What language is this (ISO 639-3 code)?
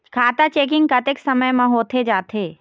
hne